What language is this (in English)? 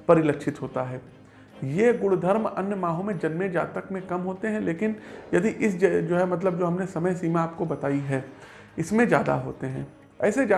Hindi